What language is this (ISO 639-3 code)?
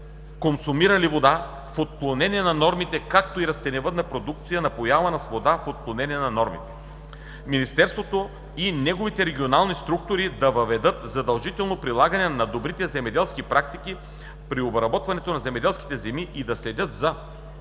bul